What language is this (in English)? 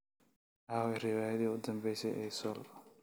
Somali